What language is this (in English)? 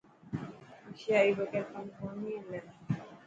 Dhatki